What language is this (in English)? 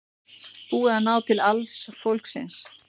Icelandic